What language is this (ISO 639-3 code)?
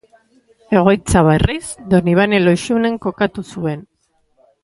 eus